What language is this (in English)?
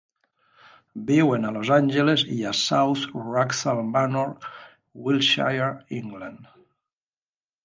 Catalan